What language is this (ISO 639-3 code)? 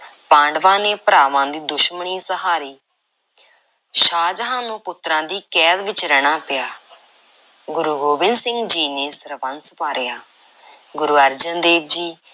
pan